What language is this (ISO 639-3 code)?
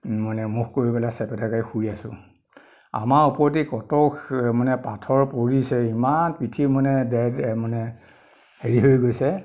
asm